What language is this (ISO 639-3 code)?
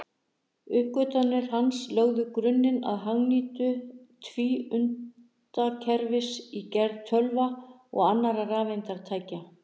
isl